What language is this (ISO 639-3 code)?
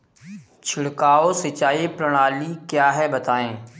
hin